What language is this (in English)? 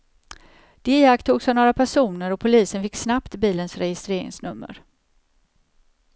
Swedish